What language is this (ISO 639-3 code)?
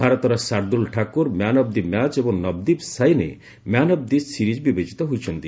ori